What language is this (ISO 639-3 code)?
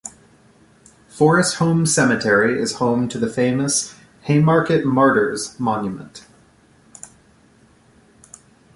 eng